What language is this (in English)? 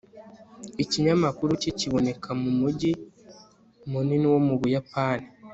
Kinyarwanda